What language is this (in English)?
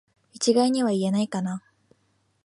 Japanese